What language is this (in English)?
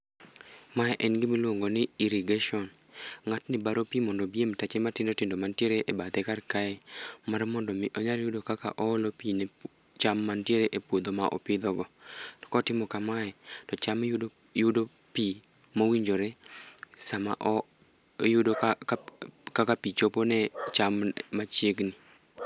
Luo (Kenya and Tanzania)